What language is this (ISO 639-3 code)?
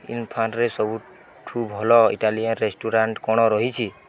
ori